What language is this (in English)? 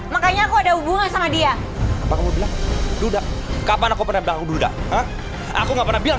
Indonesian